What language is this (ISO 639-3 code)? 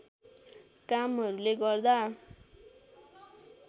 nep